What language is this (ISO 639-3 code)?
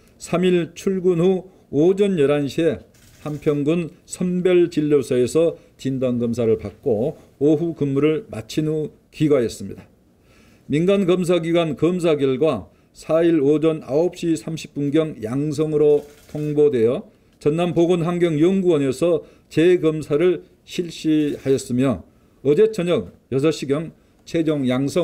kor